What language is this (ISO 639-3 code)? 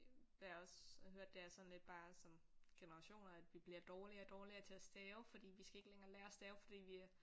dan